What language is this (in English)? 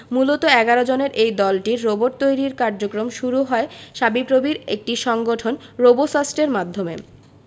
Bangla